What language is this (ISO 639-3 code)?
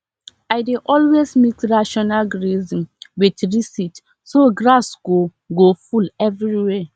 pcm